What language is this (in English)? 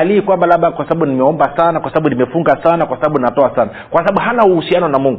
Swahili